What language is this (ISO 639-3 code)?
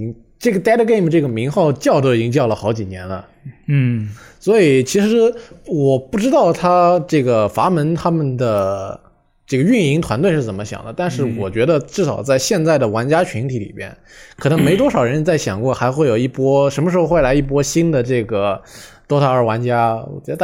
zho